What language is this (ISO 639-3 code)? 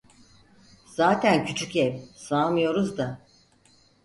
tur